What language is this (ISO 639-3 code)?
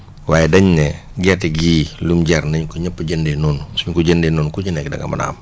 wol